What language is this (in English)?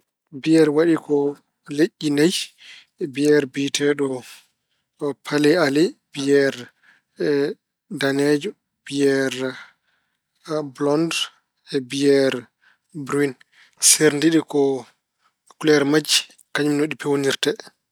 Fula